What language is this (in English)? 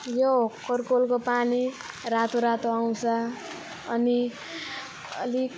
Nepali